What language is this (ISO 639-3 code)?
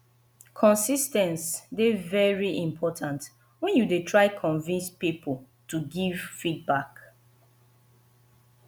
pcm